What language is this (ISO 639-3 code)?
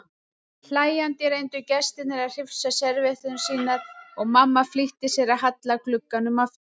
isl